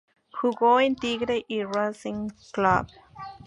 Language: Spanish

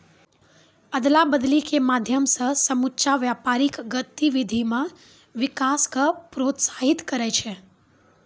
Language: Maithili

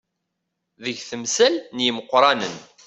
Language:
Kabyle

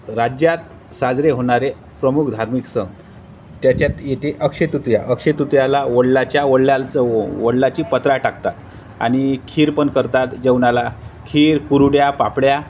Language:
Marathi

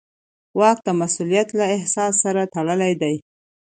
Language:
Pashto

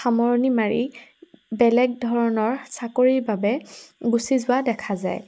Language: Assamese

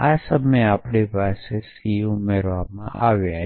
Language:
Gujarati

